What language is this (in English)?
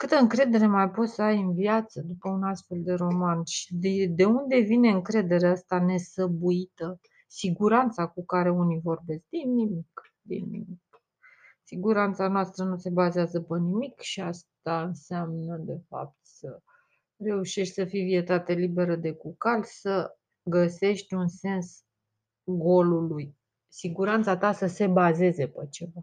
Romanian